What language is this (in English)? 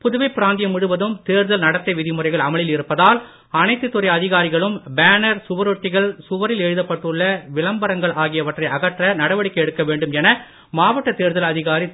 Tamil